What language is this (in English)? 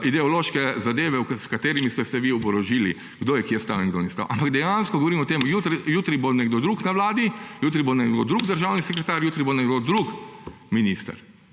Slovenian